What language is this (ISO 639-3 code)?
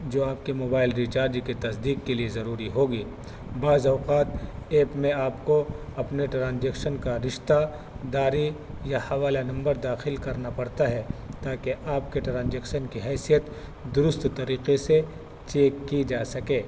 urd